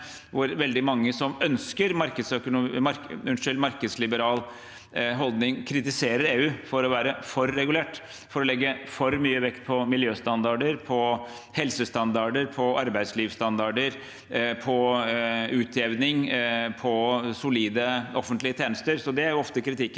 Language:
Norwegian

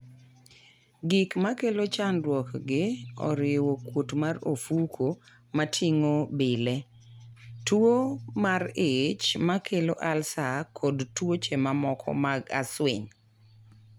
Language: Luo (Kenya and Tanzania)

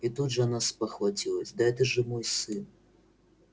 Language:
Russian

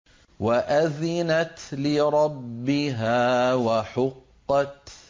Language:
Arabic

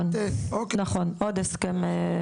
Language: Hebrew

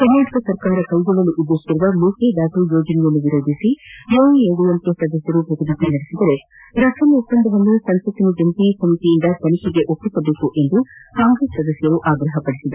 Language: Kannada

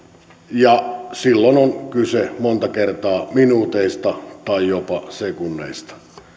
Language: Finnish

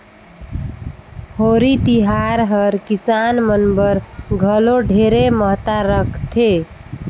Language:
Chhattisgarhi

